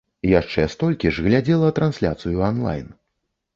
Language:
Belarusian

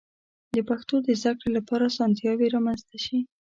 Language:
Pashto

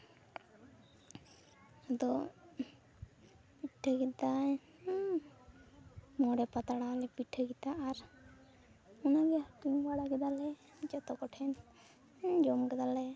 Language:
Santali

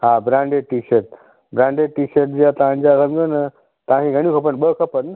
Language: Sindhi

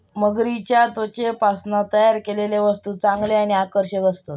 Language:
Marathi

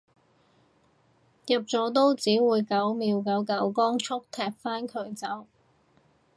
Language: Cantonese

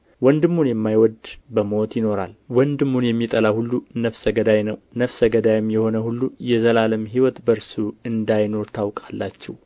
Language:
Amharic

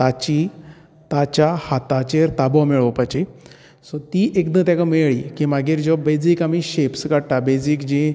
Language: Konkani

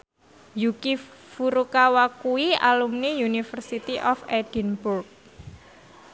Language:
Javanese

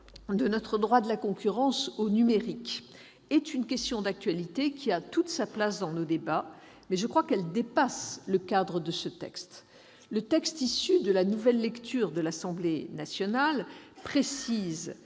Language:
French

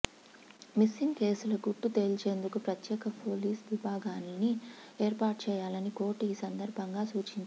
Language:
Telugu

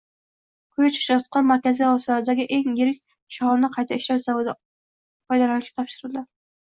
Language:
Uzbek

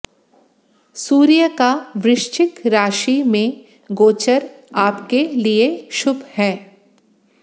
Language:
Hindi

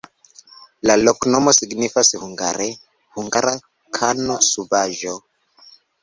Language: Esperanto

